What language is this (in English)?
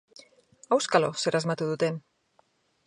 Basque